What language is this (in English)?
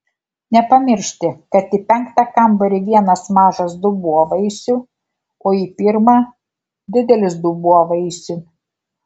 Lithuanian